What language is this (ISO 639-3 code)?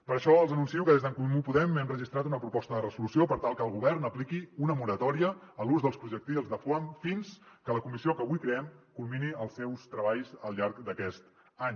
cat